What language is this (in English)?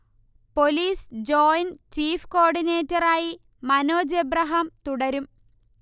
Malayalam